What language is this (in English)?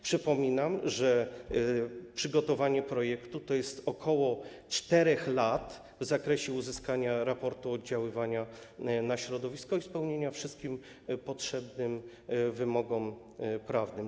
Polish